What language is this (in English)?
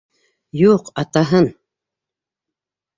Bashkir